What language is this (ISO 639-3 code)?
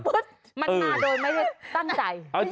tha